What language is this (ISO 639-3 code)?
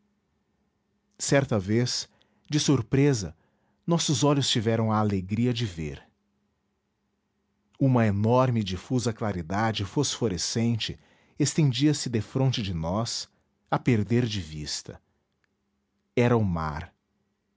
por